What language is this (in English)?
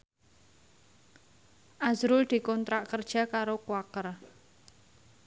Javanese